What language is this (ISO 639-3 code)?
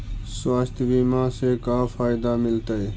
mag